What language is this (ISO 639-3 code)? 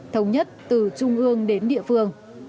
vie